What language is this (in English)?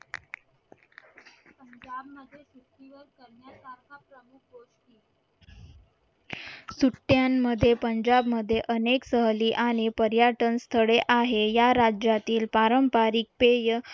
Marathi